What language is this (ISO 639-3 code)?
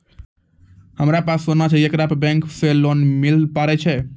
mai